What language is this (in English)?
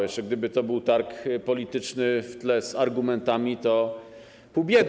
Polish